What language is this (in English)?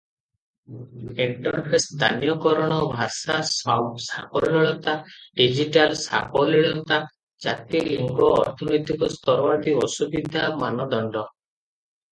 Odia